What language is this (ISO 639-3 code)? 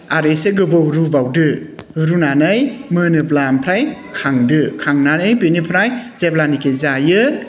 brx